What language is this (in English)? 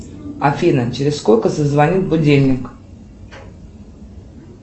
Russian